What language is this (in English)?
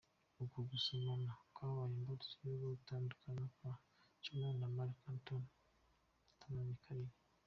Kinyarwanda